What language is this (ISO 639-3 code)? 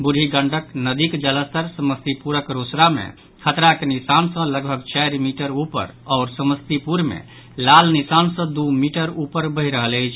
mai